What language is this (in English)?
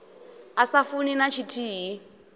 Venda